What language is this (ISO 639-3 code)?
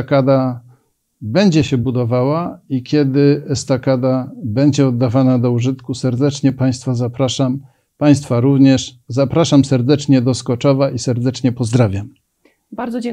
pol